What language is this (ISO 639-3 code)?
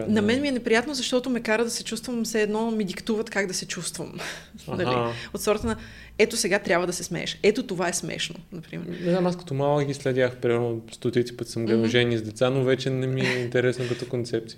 bul